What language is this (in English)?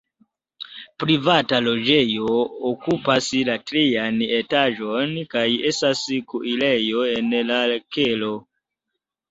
Esperanto